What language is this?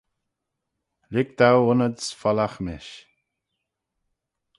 Manx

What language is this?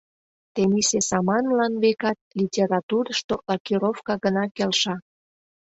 Mari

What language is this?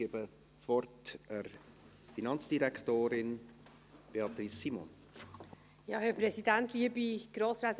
Swiss German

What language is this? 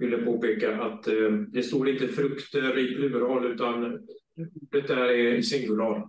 Swedish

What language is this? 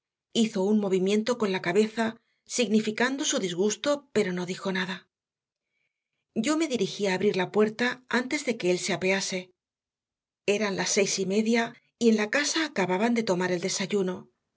Spanish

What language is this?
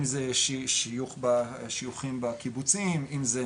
Hebrew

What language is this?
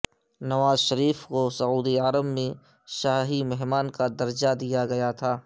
Urdu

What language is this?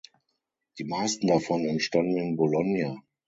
German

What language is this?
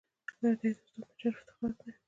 Pashto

